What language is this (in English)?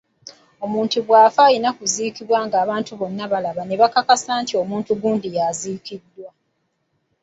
Ganda